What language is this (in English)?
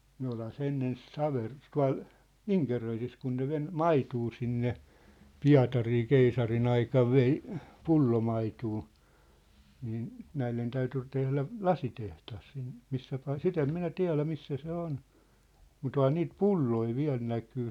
Finnish